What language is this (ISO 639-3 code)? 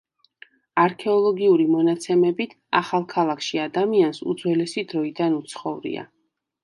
kat